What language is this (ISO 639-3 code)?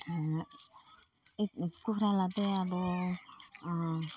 nep